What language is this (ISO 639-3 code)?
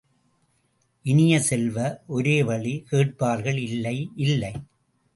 tam